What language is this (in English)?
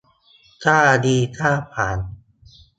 Thai